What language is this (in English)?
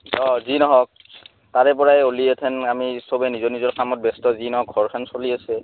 Assamese